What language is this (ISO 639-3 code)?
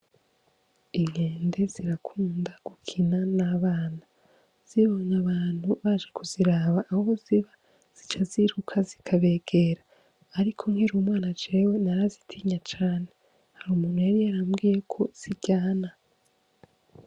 run